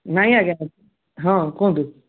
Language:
Odia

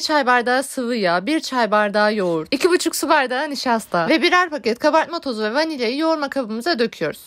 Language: Turkish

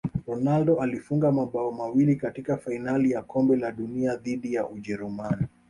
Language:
Swahili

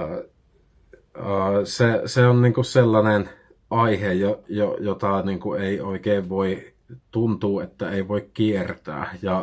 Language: Finnish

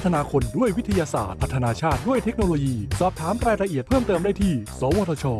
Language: Thai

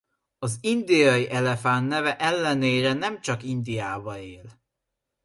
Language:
Hungarian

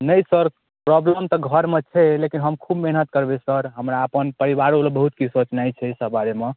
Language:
Maithili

